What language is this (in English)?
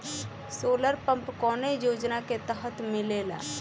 Bhojpuri